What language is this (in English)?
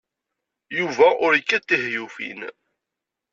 Kabyle